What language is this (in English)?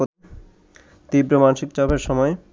Bangla